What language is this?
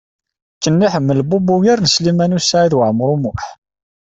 Kabyle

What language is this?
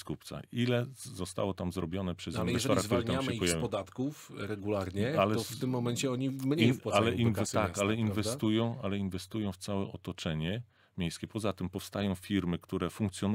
Polish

